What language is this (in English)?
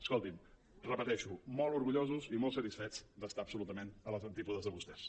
Catalan